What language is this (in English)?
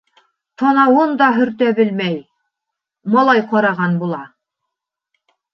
Bashkir